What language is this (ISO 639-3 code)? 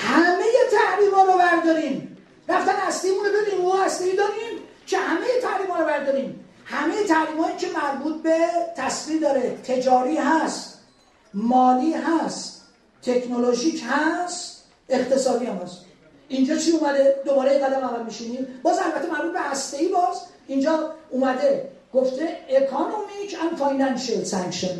fas